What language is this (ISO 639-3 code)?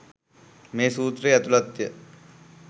sin